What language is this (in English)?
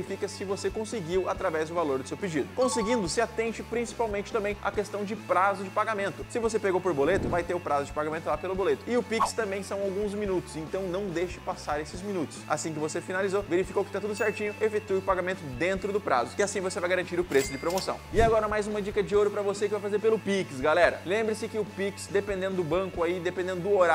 Portuguese